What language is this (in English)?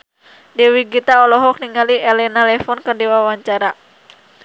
Sundanese